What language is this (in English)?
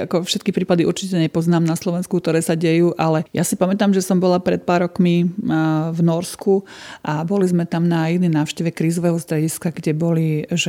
Slovak